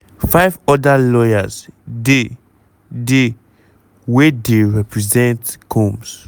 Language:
Nigerian Pidgin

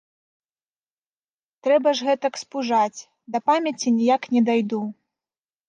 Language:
Belarusian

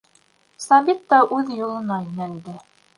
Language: Bashkir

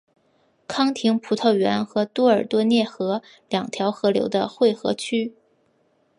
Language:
Chinese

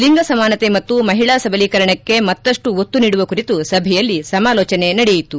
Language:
Kannada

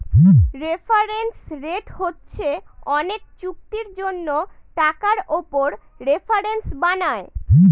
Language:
Bangla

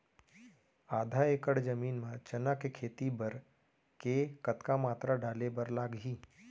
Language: Chhattisgarhi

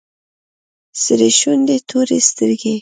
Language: Pashto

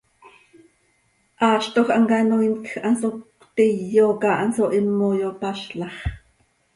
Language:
Seri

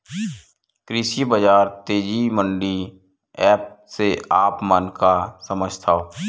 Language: Chhattisgarhi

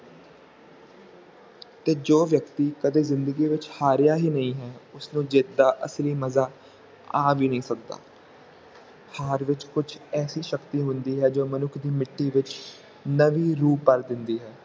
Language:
Punjabi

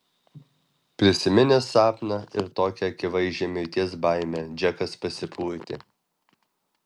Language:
Lithuanian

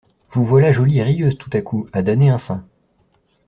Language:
French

